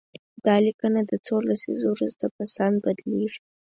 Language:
Pashto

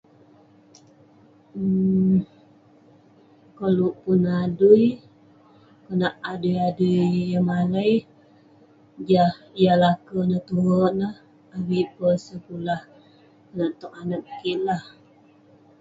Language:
Western Penan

